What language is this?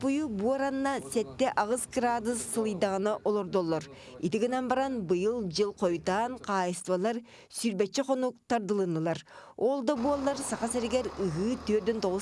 Turkish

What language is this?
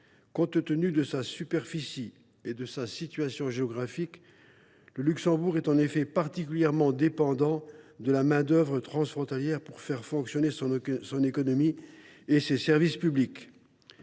French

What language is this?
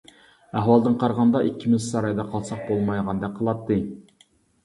Uyghur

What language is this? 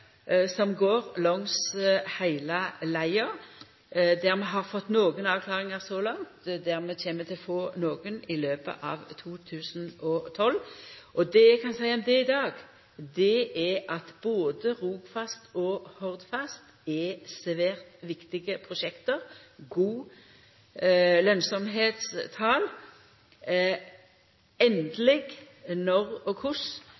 Norwegian Nynorsk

